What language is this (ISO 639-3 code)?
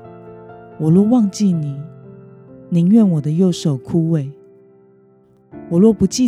zho